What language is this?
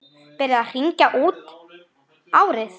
Icelandic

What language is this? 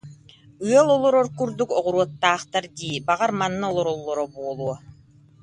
Yakut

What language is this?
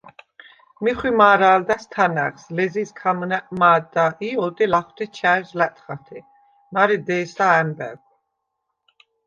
Svan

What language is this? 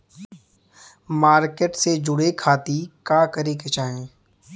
Bhojpuri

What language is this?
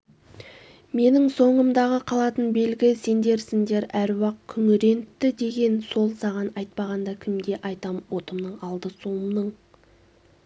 Kazakh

